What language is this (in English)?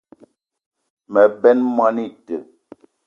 Eton (Cameroon)